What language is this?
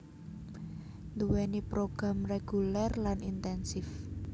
Javanese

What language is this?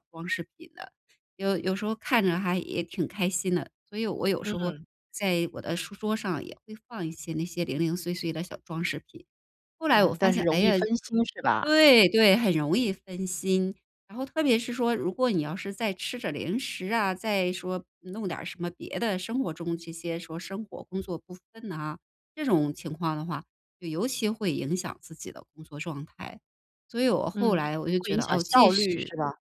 Chinese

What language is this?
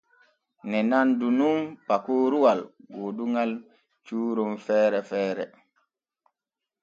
Borgu Fulfulde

